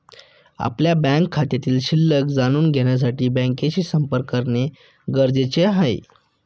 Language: Marathi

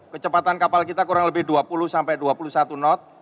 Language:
Indonesian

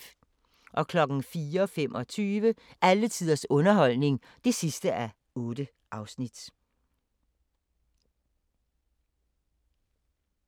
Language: Danish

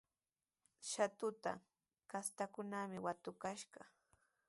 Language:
Sihuas Ancash Quechua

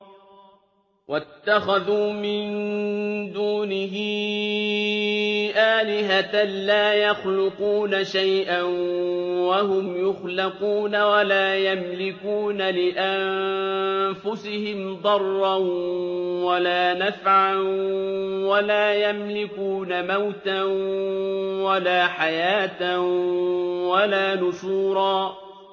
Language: Arabic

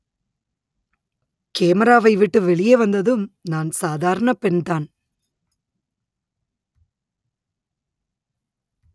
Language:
Tamil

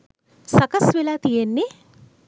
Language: Sinhala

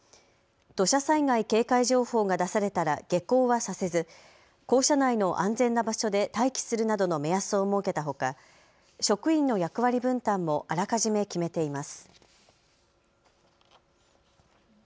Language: Japanese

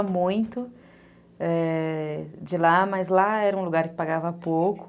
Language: Portuguese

